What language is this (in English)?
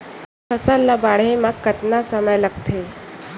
Chhattisgarhi